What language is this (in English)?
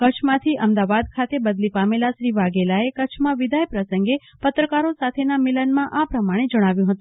Gujarati